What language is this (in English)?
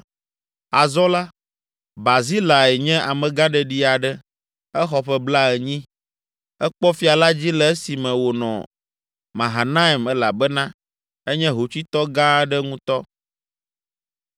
Ewe